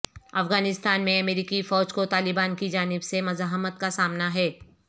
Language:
Urdu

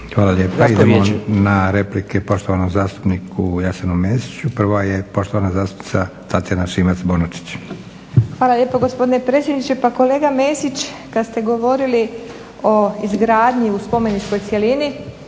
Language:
Croatian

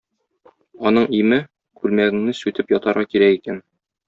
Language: Tatar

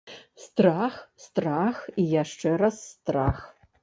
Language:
Belarusian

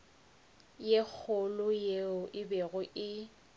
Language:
Northern Sotho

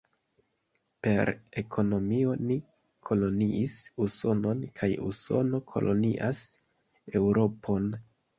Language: Esperanto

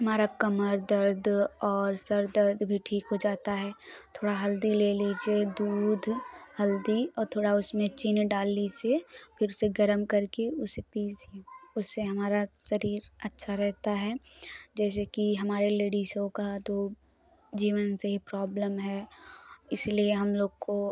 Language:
Hindi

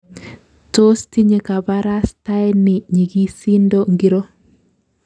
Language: Kalenjin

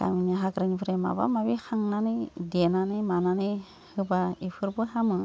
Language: Bodo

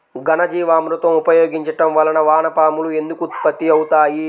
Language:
Telugu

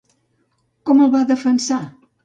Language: Catalan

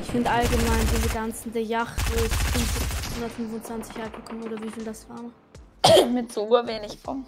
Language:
German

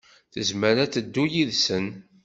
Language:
Kabyle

